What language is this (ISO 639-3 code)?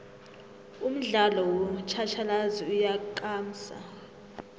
nbl